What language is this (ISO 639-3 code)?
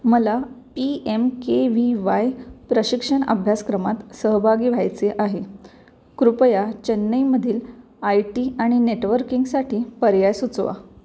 mar